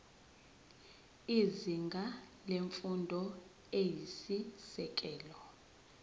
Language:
Zulu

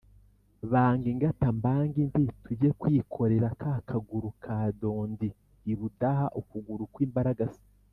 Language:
Kinyarwanda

